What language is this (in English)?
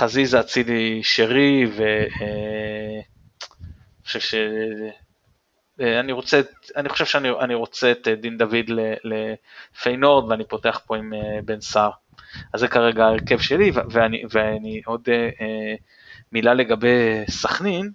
Hebrew